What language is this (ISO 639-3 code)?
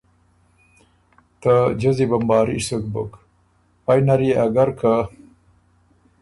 oru